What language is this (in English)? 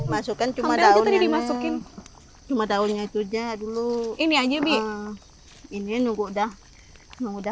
Indonesian